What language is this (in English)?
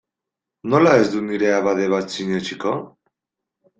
Basque